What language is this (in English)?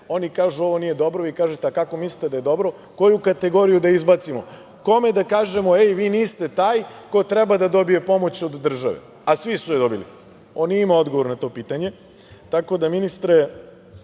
Serbian